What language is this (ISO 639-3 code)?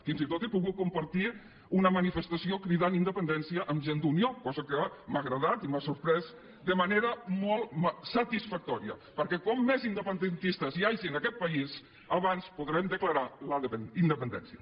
cat